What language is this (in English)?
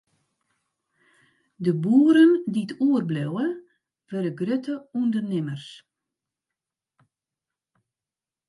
Western Frisian